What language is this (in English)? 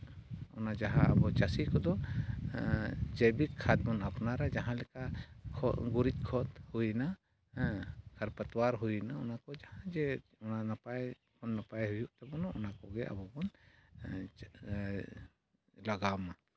Santali